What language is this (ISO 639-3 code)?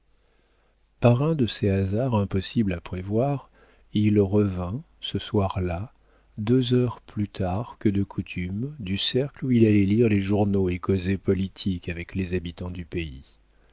fra